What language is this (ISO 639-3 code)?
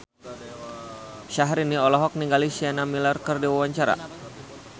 sun